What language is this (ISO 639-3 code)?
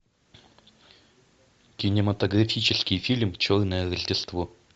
rus